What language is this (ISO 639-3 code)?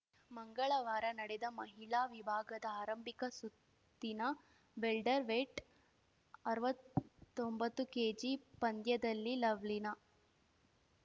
kan